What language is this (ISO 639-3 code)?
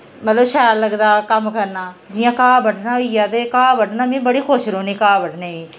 doi